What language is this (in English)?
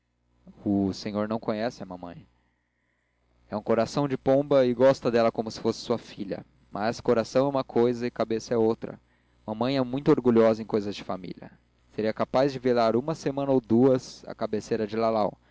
Portuguese